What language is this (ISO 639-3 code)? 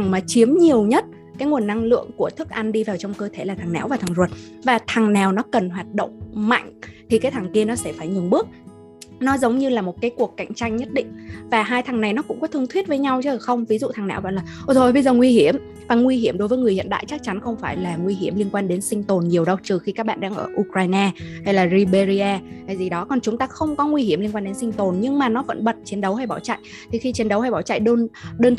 vie